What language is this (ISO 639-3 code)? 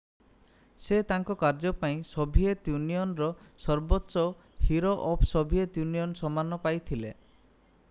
ori